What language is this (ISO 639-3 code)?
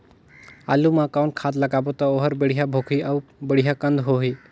hne